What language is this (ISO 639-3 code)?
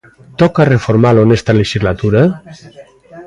glg